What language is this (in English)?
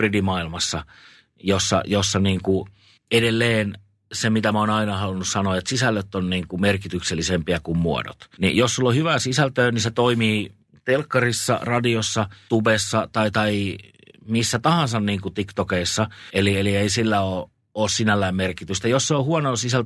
Finnish